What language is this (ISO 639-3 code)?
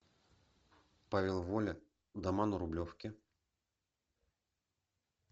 rus